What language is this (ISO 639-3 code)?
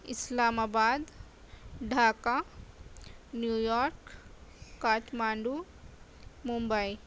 urd